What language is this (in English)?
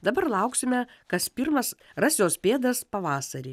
Lithuanian